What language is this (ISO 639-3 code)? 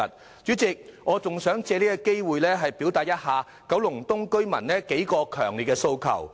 yue